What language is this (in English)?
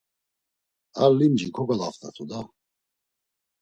Laz